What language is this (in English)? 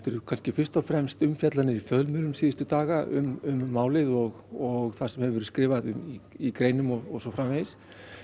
Icelandic